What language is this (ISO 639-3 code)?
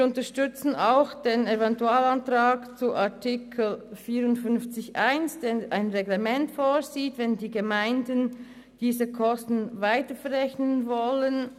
gsw